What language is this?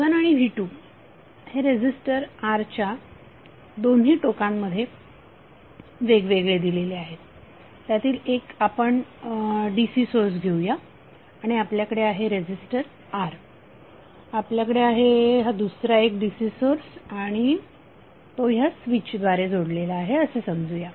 Marathi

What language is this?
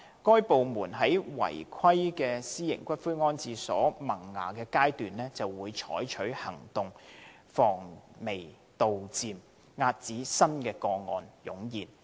Cantonese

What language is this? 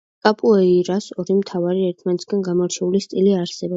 Georgian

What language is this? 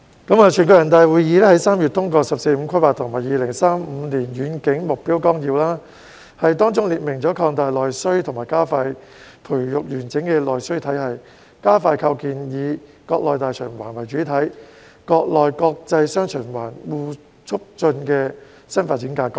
Cantonese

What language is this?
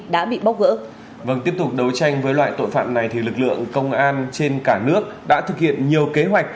Vietnamese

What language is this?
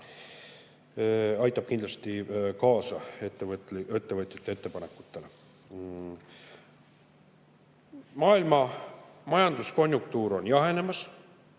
Estonian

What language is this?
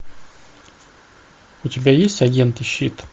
Russian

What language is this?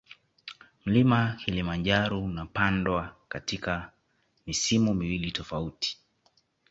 Swahili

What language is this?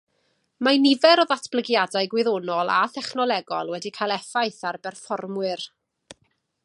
Welsh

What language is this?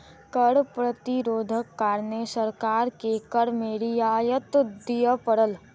Maithili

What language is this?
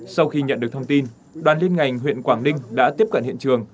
Vietnamese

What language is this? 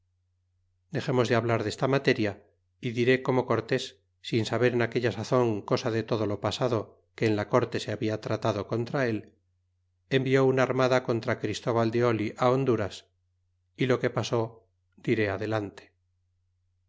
Spanish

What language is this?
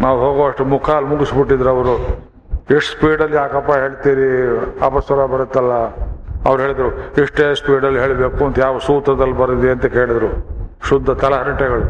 Kannada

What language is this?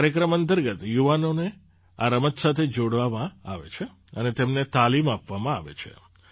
Gujarati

